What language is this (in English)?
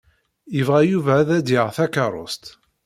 Kabyle